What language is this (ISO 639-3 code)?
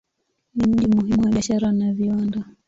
swa